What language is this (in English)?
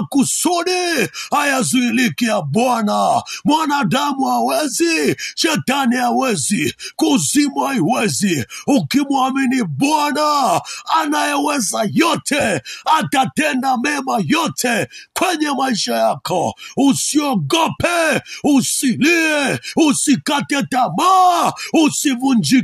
Swahili